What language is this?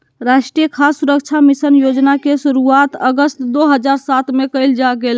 Magahi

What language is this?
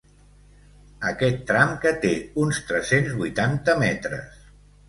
Catalan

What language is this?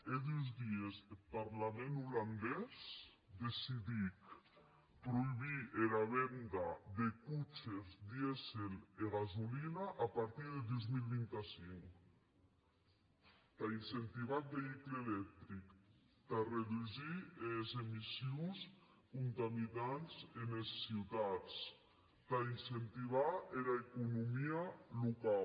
Catalan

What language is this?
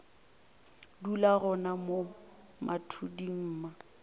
Northern Sotho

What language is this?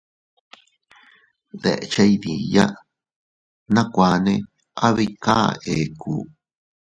Teutila Cuicatec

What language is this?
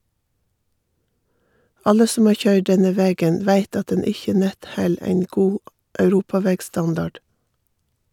Norwegian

